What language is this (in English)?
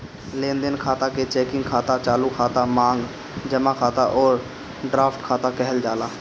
Bhojpuri